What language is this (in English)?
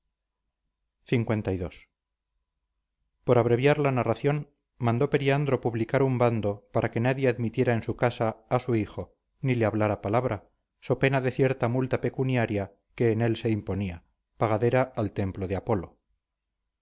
Spanish